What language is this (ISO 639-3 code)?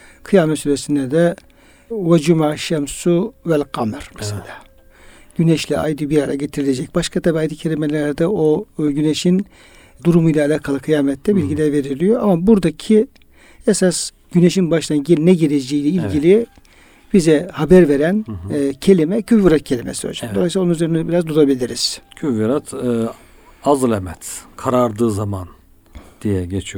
tur